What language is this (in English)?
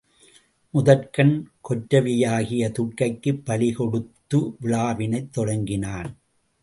Tamil